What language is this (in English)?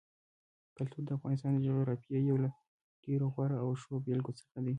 Pashto